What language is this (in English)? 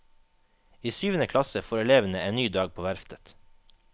Norwegian